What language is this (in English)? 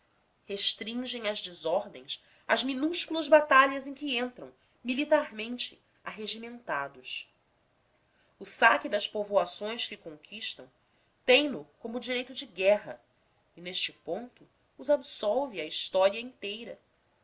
Portuguese